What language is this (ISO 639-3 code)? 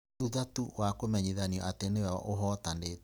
kik